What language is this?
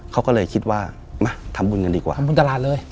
Thai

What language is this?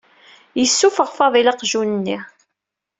Kabyle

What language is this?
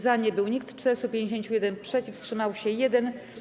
Polish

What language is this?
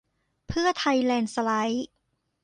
Thai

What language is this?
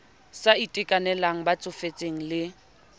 Southern Sotho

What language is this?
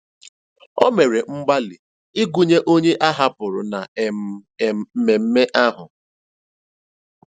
Igbo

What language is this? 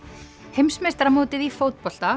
Icelandic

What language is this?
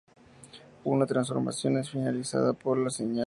Spanish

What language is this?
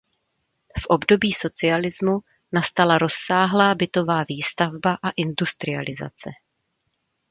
Czech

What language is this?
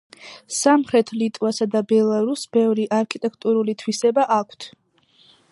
Georgian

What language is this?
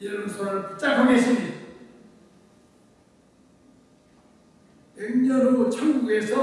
Korean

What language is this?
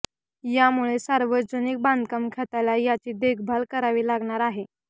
Marathi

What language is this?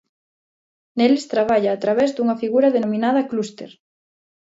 Galician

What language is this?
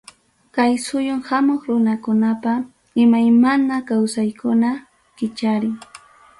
Ayacucho Quechua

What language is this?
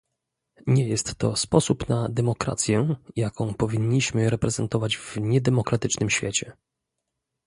Polish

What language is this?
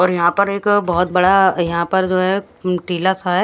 Hindi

